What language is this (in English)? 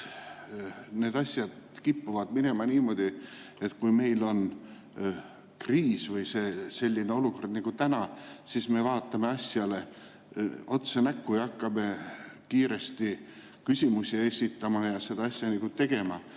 Estonian